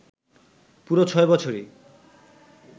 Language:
Bangla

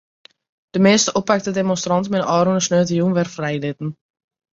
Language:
Western Frisian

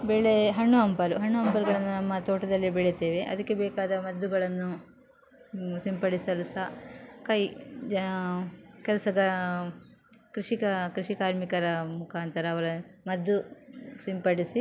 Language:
Kannada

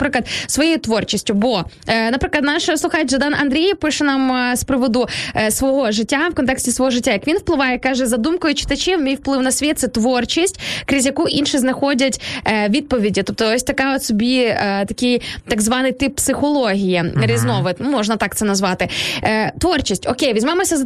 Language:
Ukrainian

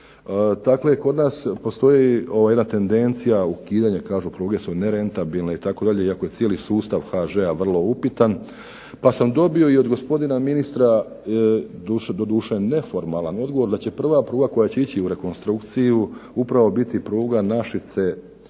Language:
Croatian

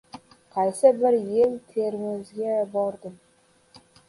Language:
Uzbek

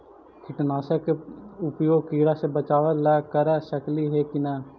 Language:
Magahi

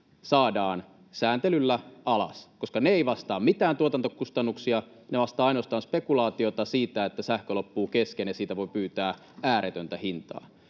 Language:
Finnish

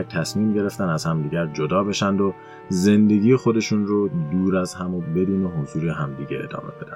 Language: Persian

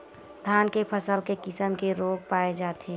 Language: Chhattisgarhi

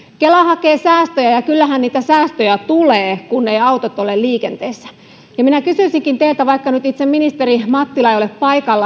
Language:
Finnish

